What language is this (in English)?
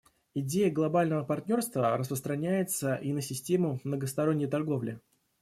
Russian